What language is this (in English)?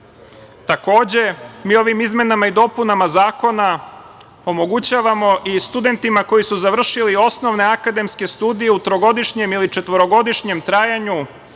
Serbian